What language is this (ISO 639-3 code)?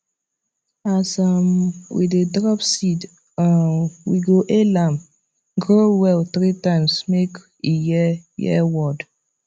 pcm